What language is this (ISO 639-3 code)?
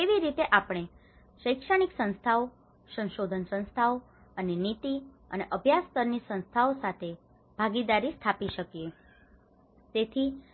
guj